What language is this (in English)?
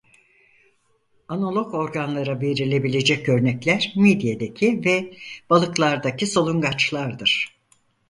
Turkish